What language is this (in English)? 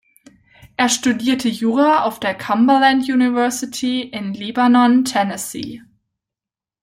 German